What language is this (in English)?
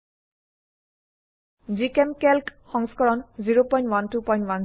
Assamese